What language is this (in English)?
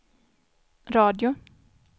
Swedish